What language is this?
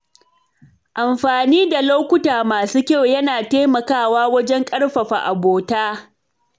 Hausa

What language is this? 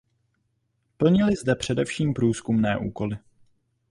Czech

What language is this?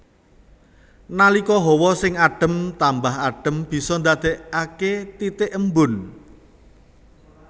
Javanese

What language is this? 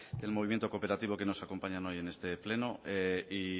Spanish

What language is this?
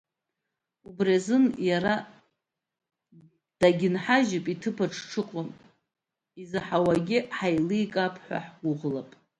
Abkhazian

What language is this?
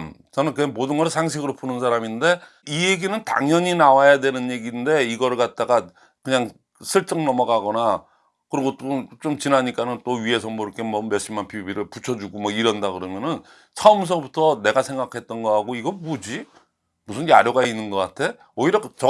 Korean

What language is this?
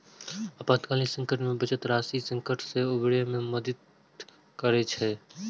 Maithili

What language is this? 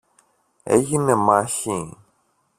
Greek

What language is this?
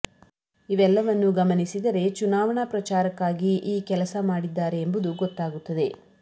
Kannada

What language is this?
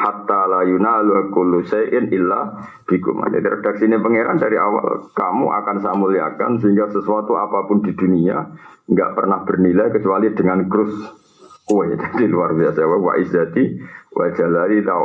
Malay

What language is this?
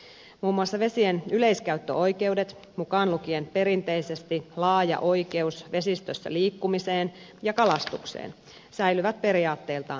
Finnish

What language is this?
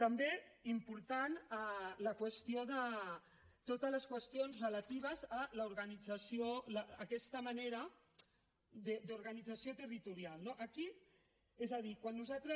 Catalan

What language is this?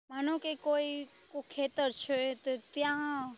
Gujarati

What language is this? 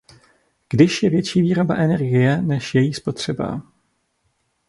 Czech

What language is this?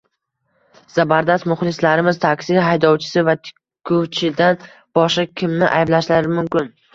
Uzbek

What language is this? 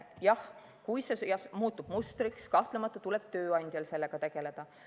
Estonian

